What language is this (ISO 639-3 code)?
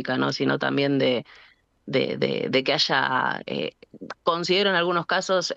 spa